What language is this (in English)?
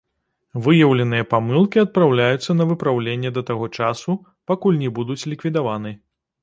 Belarusian